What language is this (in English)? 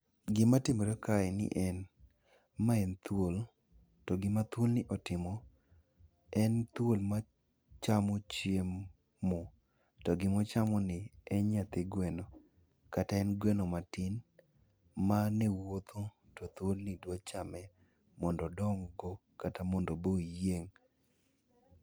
Luo (Kenya and Tanzania)